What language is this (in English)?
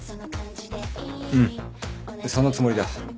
Japanese